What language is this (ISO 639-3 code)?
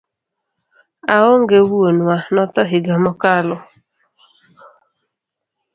luo